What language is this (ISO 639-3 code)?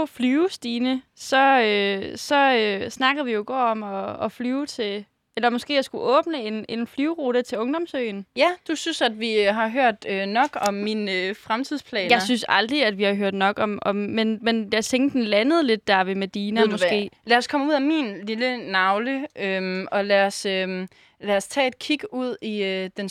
dan